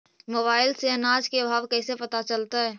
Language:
Magahi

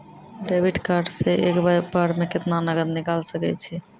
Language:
Maithili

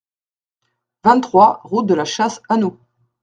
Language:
French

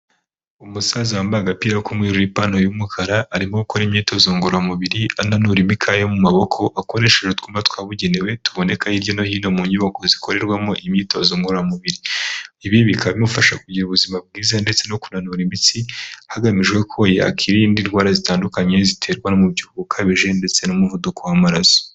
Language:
Kinyarwanda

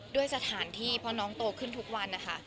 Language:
Thai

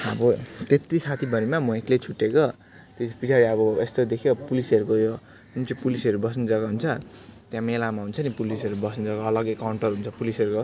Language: Nepali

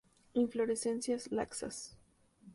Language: Spanish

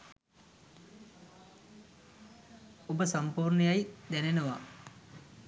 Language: Sinhala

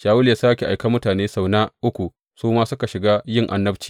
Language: Hausa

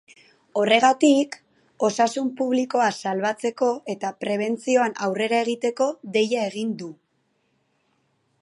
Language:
Basque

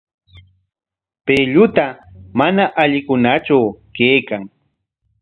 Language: Corongo Ancash Quechua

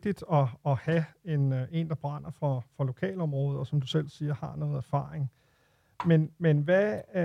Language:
Danish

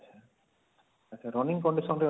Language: Odia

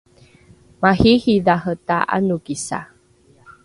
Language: Rukai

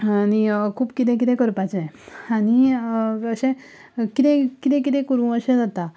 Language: Konkani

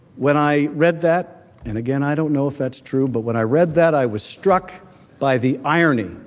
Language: English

